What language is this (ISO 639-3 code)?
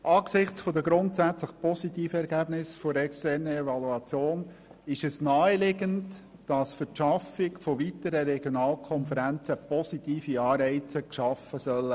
gsw